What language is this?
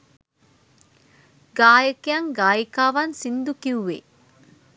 Sinhala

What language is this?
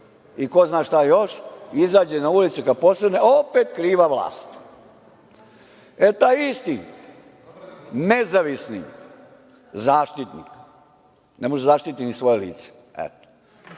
Serbian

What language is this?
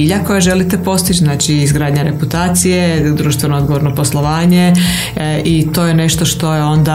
Croatian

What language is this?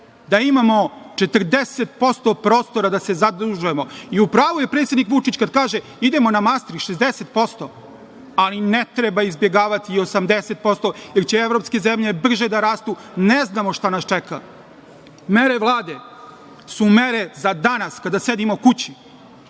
Serbian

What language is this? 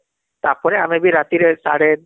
Odia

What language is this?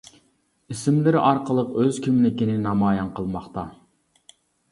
Uyghur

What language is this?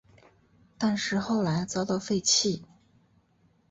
Chinese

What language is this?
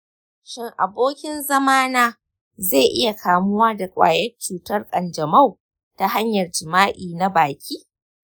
Hausa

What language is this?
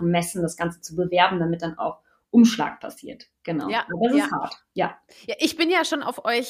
German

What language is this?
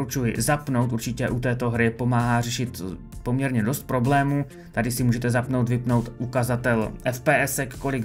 Czech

